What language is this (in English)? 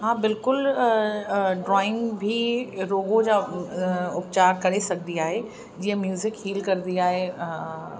Sindhi